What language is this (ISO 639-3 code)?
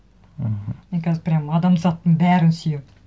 kaz